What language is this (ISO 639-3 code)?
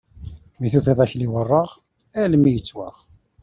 kab